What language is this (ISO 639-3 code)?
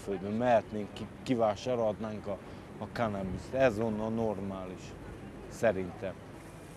hun